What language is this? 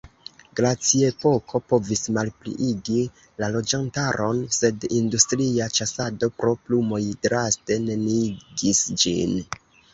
Esperanto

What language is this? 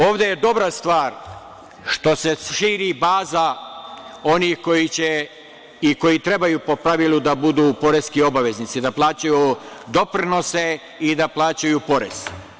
Serbian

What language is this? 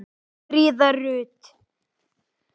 Icelandic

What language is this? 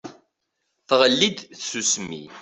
Kabyle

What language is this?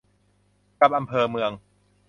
Thai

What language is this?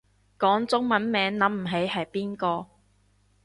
Cantonese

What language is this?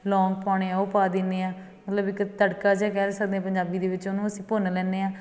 Punjabi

